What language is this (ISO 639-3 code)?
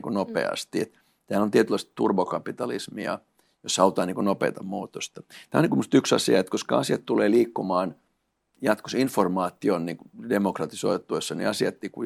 fin